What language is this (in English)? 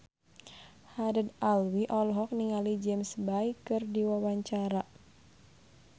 Sundanese